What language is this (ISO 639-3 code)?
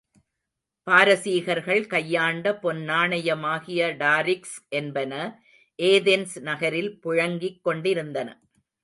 tam